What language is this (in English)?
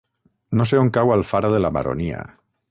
Catalan